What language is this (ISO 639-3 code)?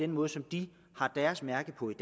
dan